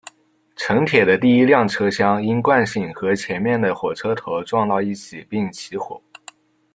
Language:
Chinese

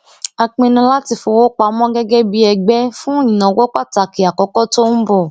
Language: Yoruba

